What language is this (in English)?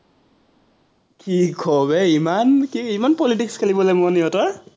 Assamese